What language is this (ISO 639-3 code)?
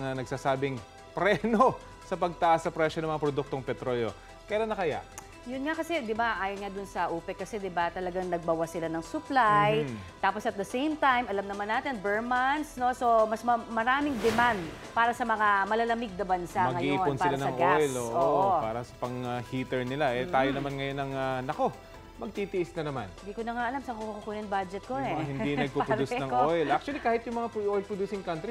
fil